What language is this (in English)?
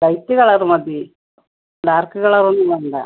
Malayalam